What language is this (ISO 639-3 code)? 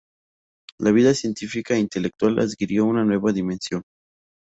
spa